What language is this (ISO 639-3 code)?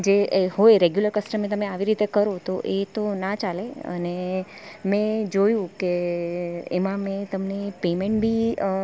guj